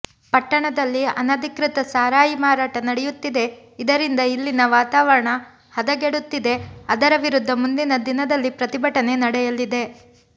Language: Kannada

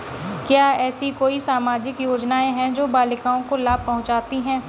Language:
Hindi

